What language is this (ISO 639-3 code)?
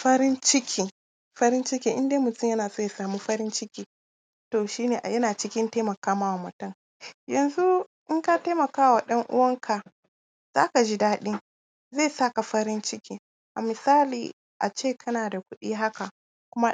hau